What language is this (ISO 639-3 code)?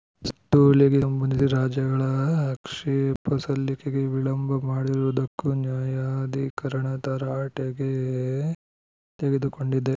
kan